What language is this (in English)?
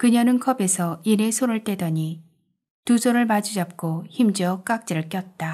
Korean